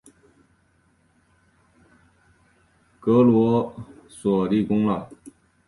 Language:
Chinese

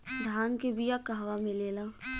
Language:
Bhojpuri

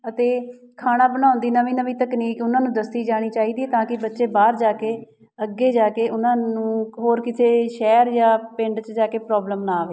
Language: Punjabi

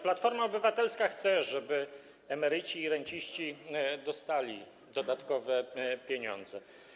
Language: Polish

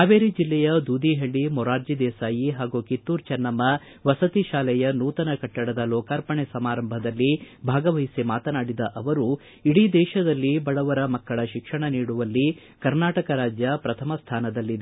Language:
Kannada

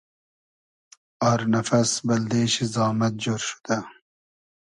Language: Hazaragi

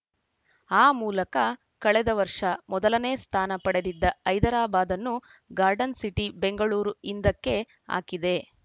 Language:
Kannada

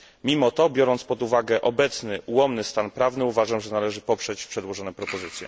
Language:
Polish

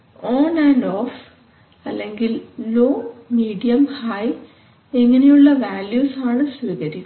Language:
Malayalam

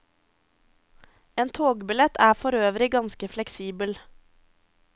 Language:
Norwegian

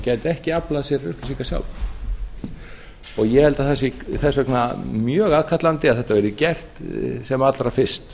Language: Icelandic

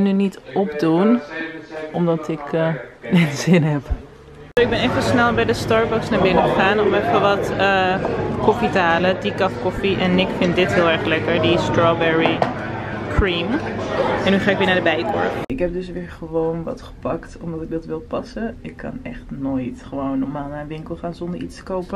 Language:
Dutch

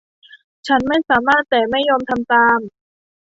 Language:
Thai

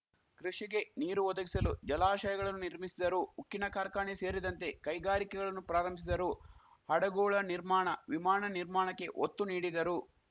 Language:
Kannada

